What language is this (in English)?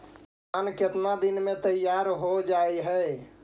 Magahi